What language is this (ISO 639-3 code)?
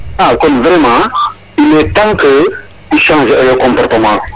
srr